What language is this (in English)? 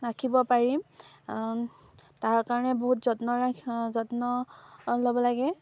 Assamese